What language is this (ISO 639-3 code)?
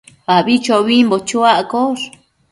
mcf